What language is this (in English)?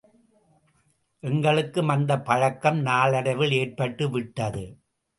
Tamil